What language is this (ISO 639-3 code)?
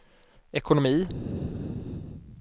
swe